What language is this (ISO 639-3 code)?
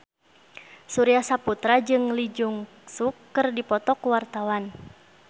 sun